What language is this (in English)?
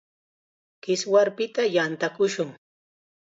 Chiquián Ancash Quechua